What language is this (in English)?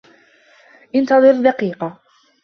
Arabic